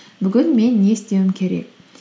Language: Kazakh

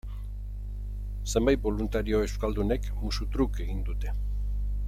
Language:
Basque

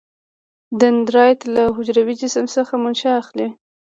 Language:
Pashto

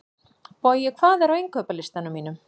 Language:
Icelandic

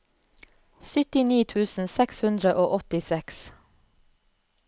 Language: Norwegian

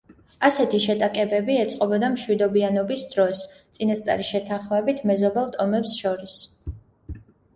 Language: Georgian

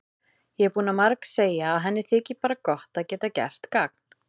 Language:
Icelandic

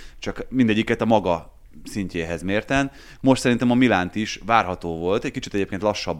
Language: Hungarian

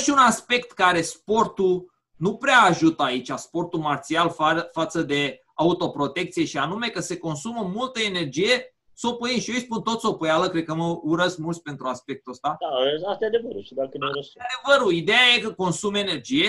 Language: Romanian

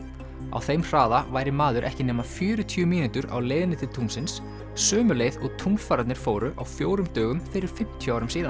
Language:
Icelandic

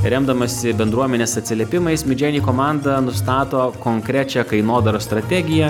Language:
Lithuanian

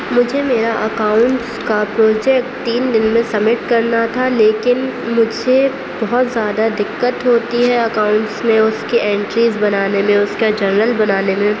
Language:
Urdu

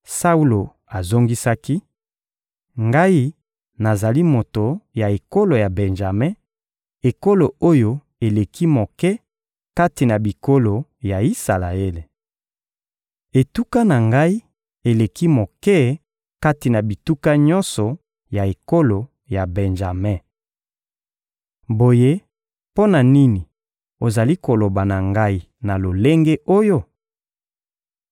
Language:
Lingala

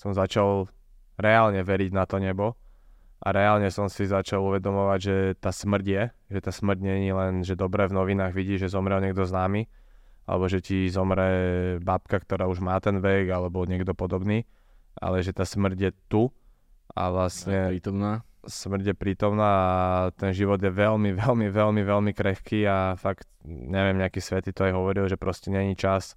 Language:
Slovak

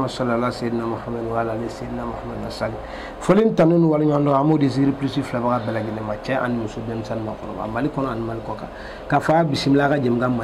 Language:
French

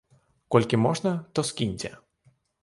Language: Belarusian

